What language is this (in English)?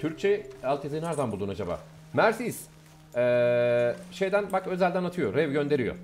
Turkish